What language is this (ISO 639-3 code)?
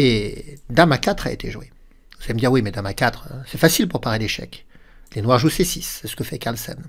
fra